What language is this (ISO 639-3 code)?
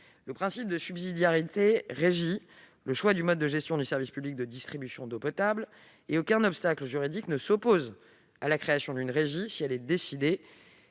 fra